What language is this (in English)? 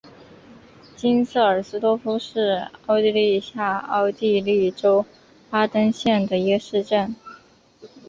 Chinese